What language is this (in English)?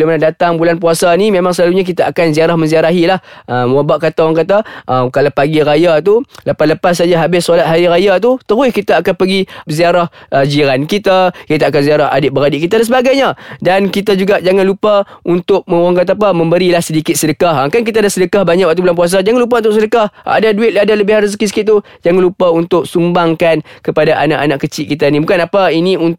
Malay